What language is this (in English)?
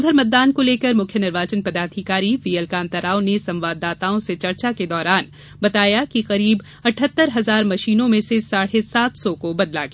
Hindi